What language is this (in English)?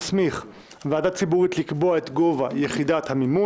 Hebrew